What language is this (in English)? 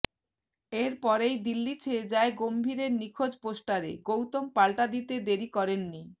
Bangla